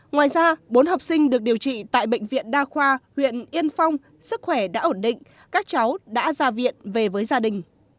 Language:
Vietnamese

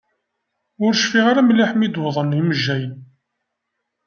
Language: Kabyle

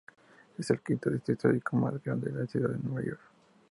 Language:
Spanish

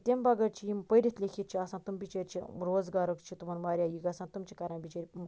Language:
Kashmiri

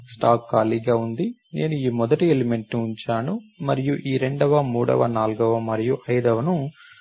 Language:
Telugu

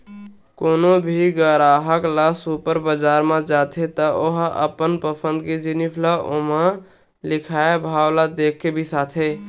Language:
Chhattisgarhi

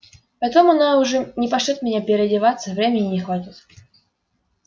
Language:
Russian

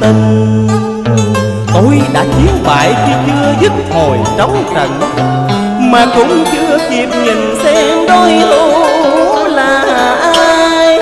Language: Vietnamese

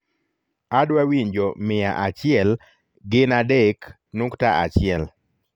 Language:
Luo (Kenya and Tanzania)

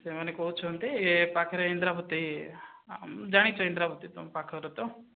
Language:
Odia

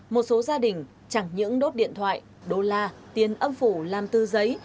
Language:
Vietnamese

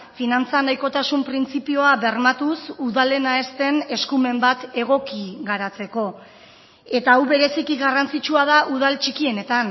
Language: Basque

